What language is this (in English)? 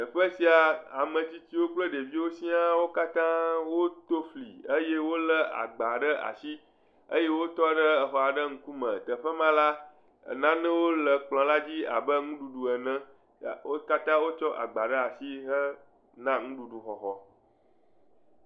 Ewe